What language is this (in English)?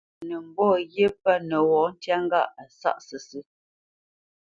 Bamenyam